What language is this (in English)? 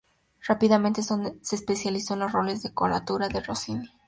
Spanish